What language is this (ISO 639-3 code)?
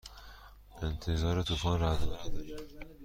fas